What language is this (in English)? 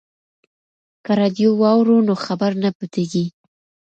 Pashto